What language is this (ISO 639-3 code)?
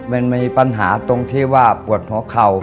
tha